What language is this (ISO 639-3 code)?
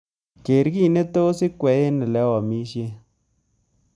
kln